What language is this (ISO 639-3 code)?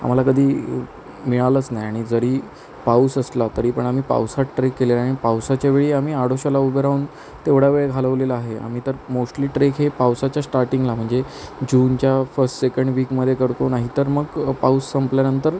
mar